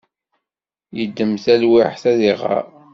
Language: Kabyle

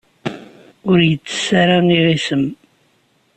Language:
Kabyle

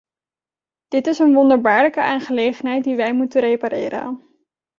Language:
Dutch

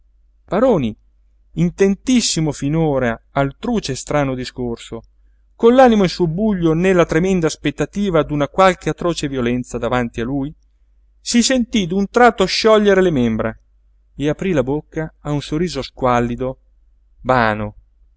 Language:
Italian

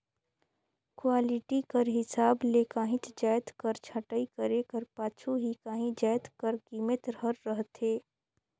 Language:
Chhattisgarhi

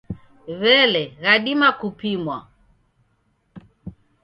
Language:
Taita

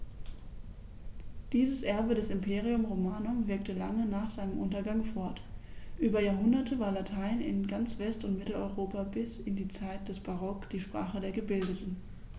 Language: German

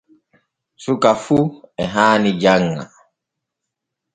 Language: Borgu Fulfulde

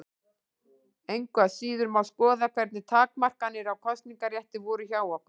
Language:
Icelandic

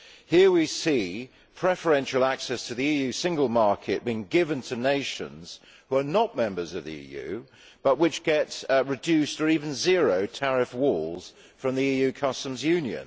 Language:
English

